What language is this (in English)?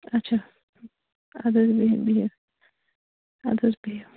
Kashmiri